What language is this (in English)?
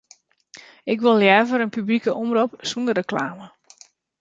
Western Frisian